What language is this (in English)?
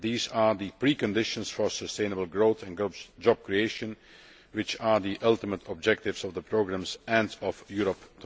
English